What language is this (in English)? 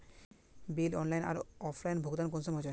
Magahi